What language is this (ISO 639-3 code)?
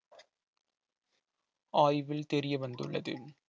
tam